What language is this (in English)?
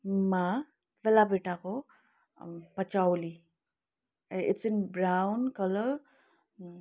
Nepali